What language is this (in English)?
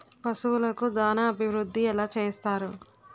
Telugu